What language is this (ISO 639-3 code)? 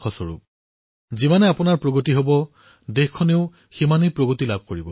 asm